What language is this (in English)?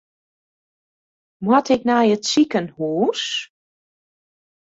Western Frisian